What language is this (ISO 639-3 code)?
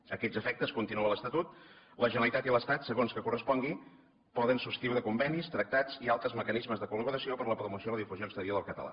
cat